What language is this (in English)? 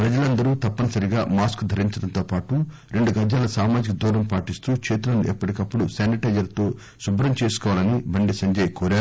Telugu